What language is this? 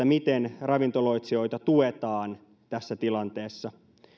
Finnish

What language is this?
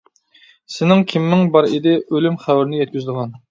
Uyghur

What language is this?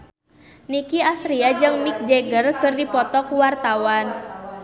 Sundanese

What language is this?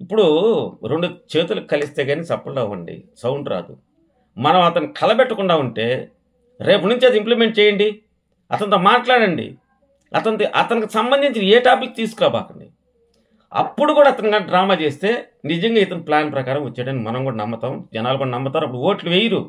Telugu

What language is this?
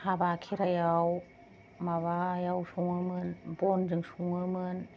Bodo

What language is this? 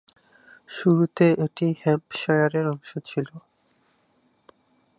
Bangla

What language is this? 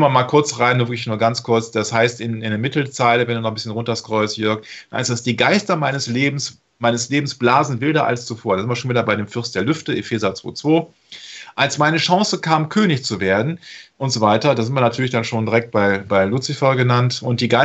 German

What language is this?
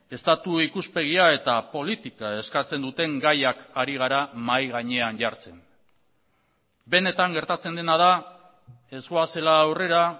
Basque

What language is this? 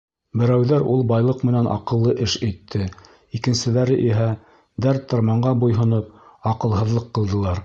Bashkir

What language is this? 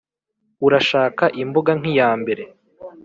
Kinyarwanda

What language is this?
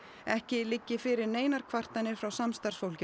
Icelandic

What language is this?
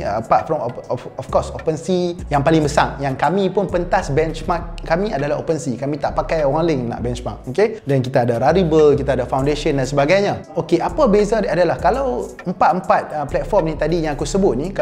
Malay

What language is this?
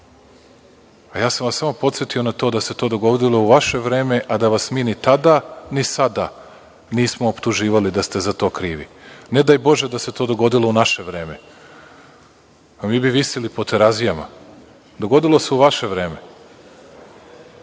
Serbian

